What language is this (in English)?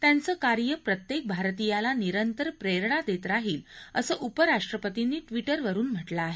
Marathi